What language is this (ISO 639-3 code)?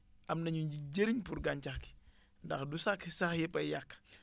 wol